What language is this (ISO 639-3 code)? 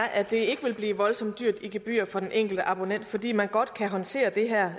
dan